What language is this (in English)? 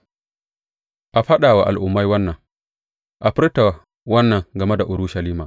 Hausa